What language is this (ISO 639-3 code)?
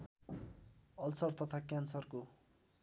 nep